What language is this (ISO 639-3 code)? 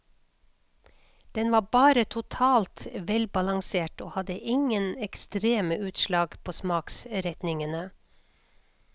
nor